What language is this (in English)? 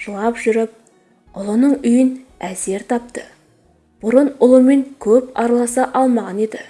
Turkish